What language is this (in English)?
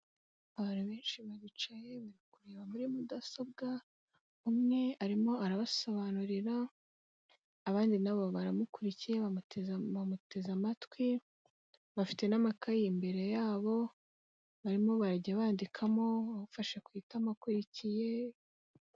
Kinyarwanda